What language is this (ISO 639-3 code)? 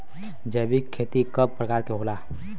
bho